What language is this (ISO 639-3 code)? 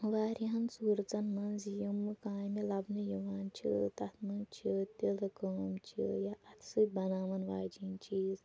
kas